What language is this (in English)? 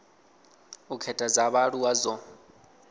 Venda